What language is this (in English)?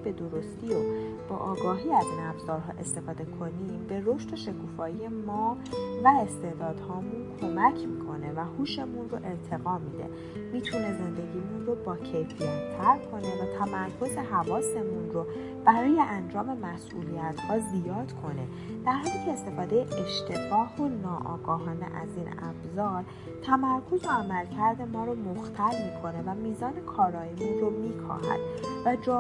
Persian